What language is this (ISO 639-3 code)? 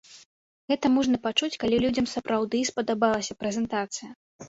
bel